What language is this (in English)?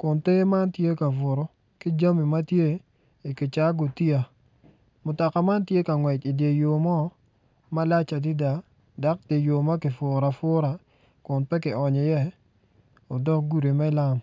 Acoli